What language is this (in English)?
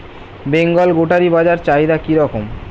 Bangla